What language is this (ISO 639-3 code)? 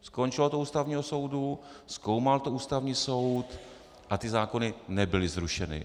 ces